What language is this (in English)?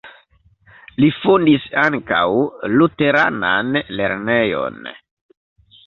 Esperanto